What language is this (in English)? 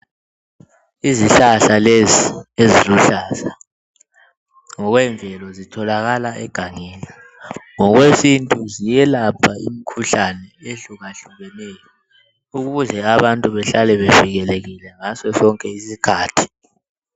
North Ndebele